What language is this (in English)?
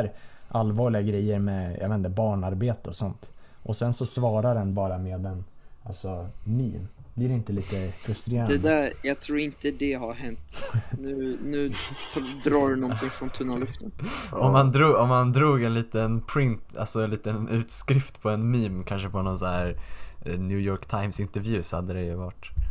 Swedish